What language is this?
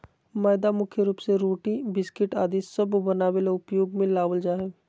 Magahi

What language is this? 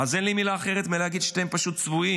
Hebrew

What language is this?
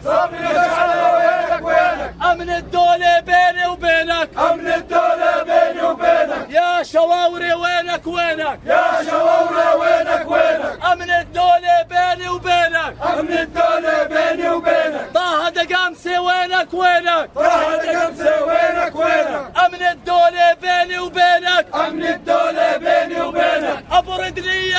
Arabic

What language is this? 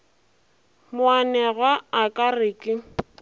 Northern Sotho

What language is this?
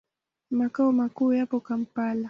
Swahili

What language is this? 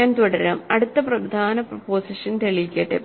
Malayalam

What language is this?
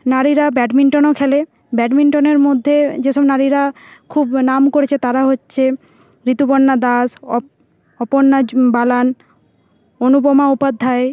Bangla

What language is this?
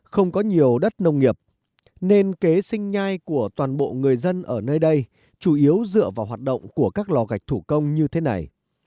Vietnamese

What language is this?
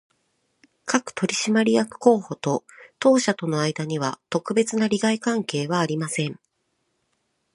Japanese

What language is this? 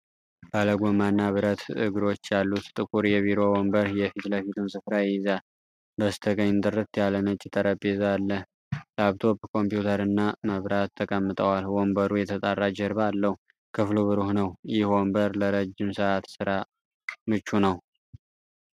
Amharic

